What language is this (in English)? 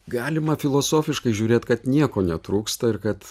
Lithuanian